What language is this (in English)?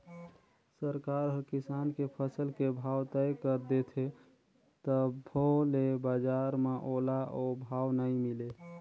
Chhattisgarhi